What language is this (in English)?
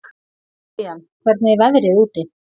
Icelandic